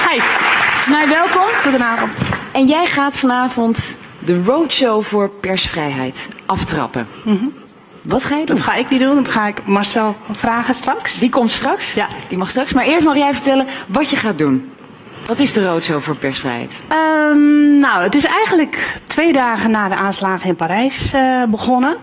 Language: Dutch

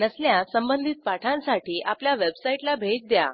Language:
Marathi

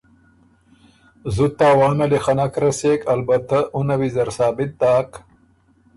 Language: Ormuri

